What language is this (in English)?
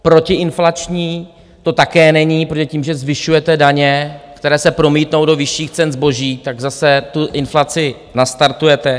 Czech